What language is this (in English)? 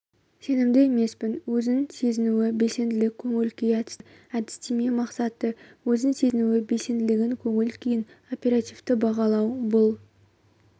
Kazakh